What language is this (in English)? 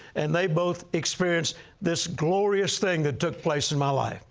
English